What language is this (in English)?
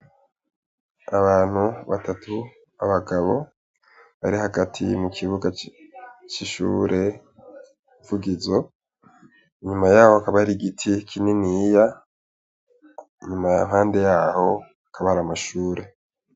Rundi